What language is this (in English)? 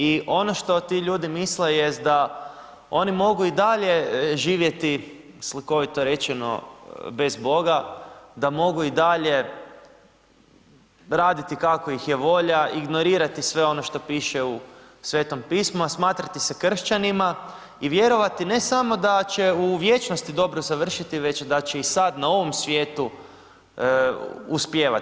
Croatian